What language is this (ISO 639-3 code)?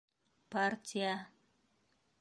bak